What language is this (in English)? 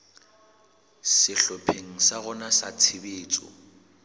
Southern Sotho